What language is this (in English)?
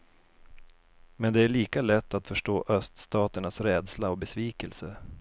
Swedish